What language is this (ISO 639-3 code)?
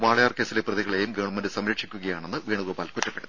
mal